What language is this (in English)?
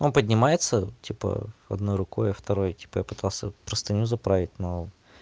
Russian